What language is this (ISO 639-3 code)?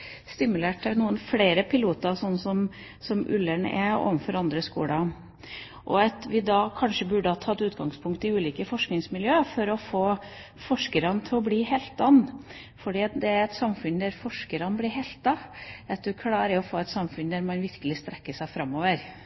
nob